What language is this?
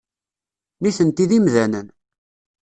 Kabyle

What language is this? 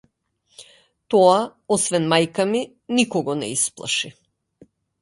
Macedonian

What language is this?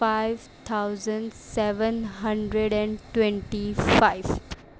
Urdu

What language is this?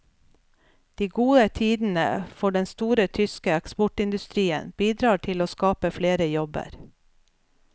Norwegian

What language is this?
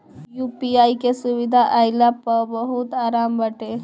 Bhojpuri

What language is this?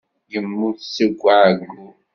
Kabyle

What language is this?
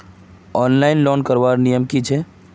Magahi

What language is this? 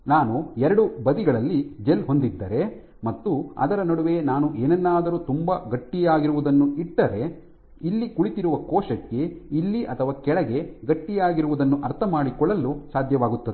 Kannada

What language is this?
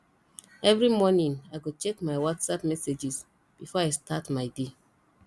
Nigerian Pidgin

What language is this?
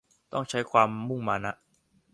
Thai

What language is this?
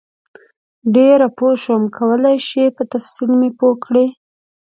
Pashto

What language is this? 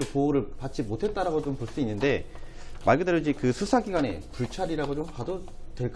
Korean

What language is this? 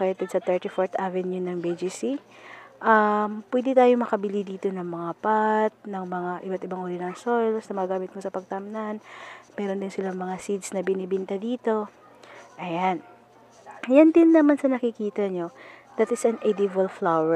Filipino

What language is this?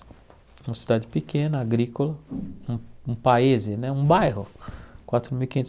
Portuguese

